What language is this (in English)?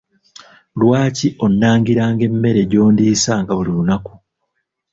Ganda